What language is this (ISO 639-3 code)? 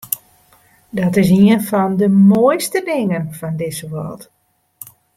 fry